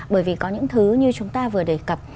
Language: Vietnamese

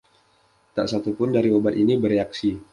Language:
Indonesian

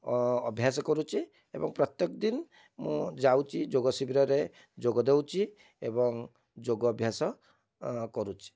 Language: Odia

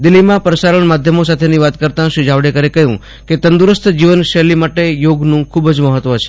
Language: Gujarati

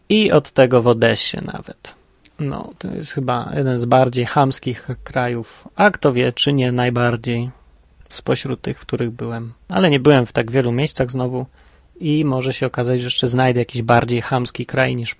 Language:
Polish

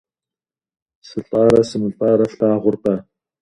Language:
Kabardian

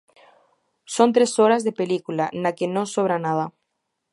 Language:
Galician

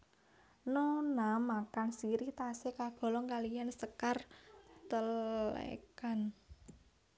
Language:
Javanese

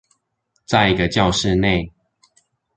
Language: Chinese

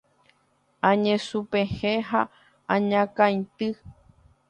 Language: Guarani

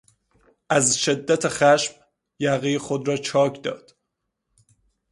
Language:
Persian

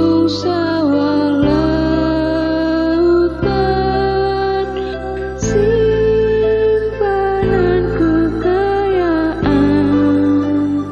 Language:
Indonesian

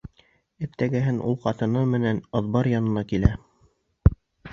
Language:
Bashkir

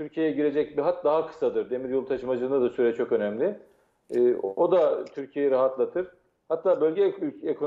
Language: Turkish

